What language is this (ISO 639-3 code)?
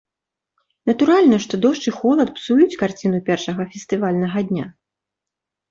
bel